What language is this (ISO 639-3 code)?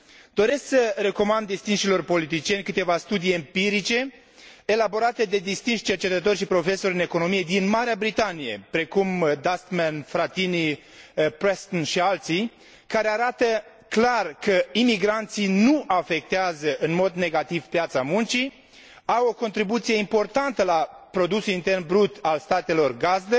ron